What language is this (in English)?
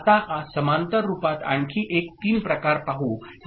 Marathi